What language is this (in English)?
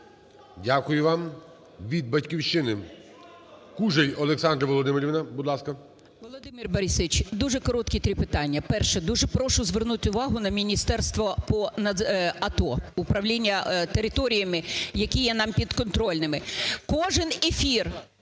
Ukrainian